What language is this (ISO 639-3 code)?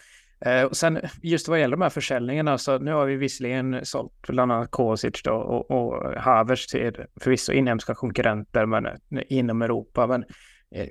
swe